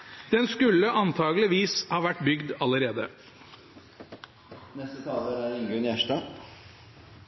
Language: Norwegian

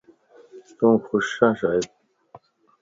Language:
Lasi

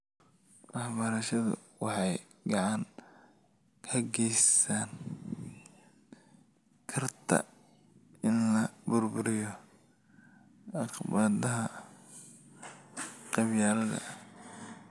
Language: Somali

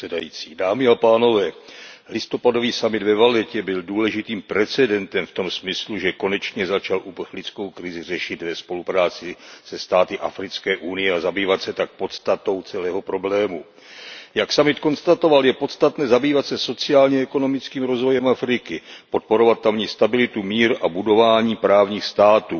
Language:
Czech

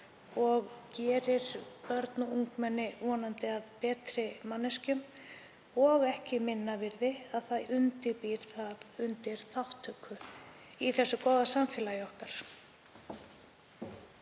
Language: Icelandic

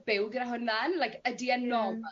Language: Welsh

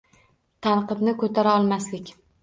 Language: Uzbek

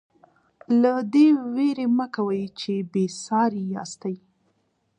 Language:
Pashto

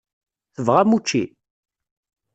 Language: Kabyle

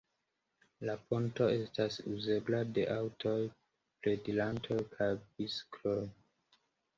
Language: Esperanto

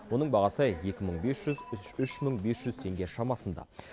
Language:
Kazakh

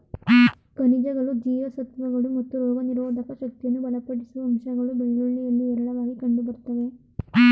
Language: Kannada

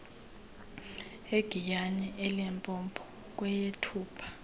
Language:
Xhosa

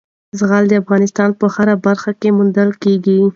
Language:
Pashto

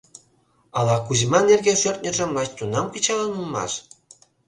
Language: Mari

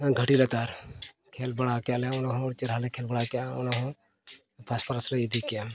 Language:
Santali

